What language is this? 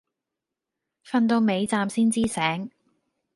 Cantonese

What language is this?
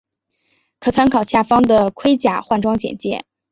Chinese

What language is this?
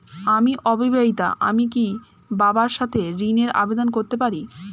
Bangla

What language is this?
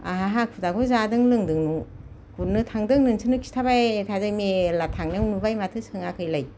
Bodo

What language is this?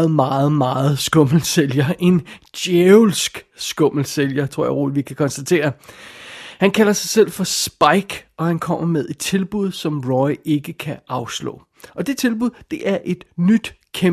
Danish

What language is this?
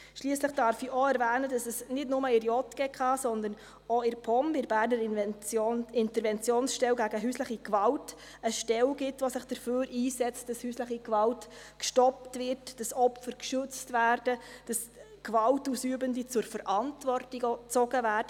Swiss German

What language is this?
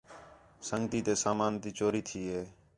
Khetrani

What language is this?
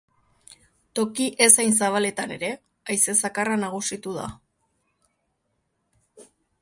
Basque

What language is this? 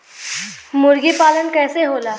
Bhojpuri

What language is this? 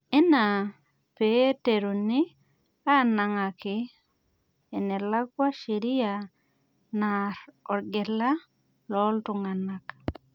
Masai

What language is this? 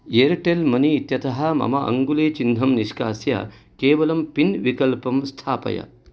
Sanskrit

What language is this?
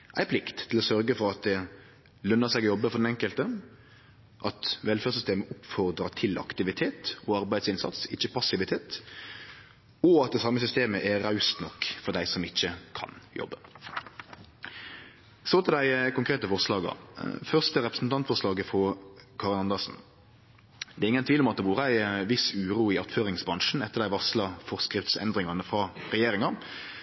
Norwegian Nynorsk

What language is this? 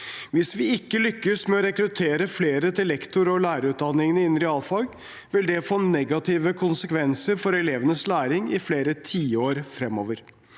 Norwegian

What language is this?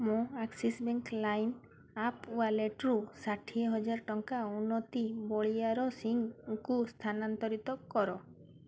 Odia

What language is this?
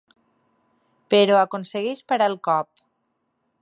Catalan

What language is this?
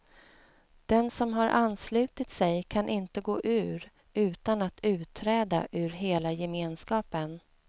Swedish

